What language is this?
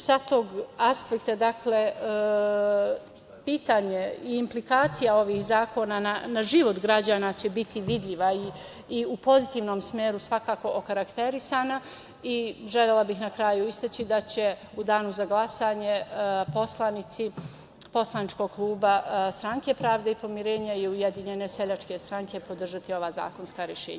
Serbian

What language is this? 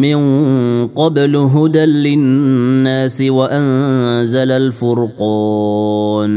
Arabic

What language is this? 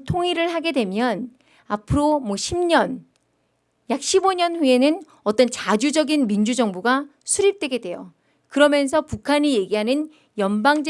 Korean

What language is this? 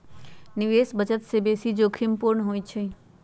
Magahi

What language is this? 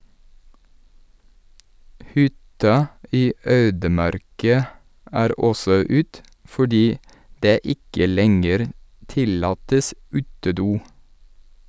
Norwegian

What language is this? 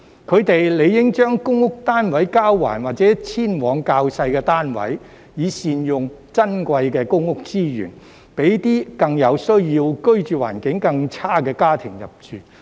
Cantonese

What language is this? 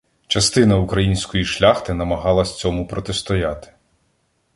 Ukrainian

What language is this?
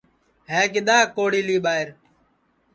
Sansi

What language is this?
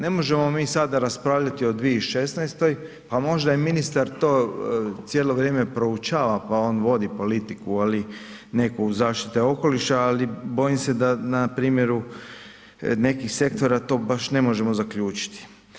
Croatian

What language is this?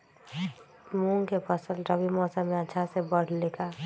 Magahi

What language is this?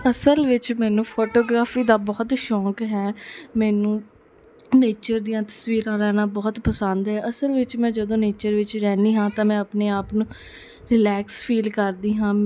Punjabi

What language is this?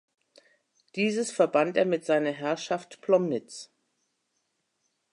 German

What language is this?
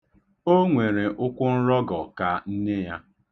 Igbo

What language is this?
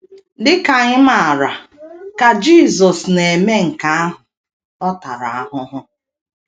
Igbo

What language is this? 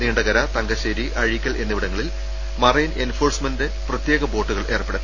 Malayalam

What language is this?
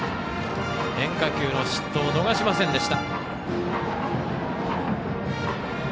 Japanese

